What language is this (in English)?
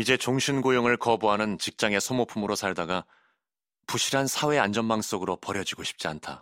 Korean